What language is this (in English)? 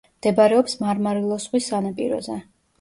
Georgian